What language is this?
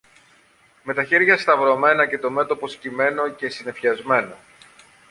Greek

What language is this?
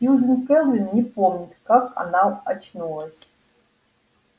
Russian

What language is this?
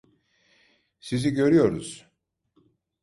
Turkish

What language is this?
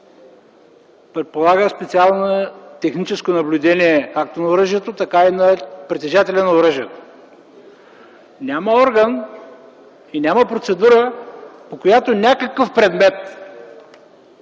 Bulgarian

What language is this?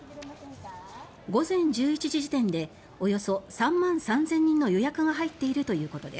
Japanese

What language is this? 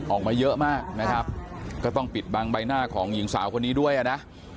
Thai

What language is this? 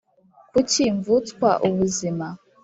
Kinyarwanda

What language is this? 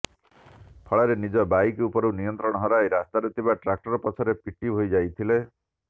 Odia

